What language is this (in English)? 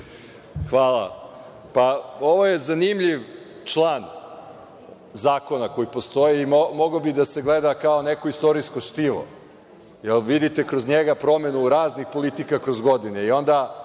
Serbian